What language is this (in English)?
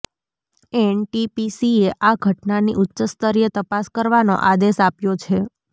Gujarati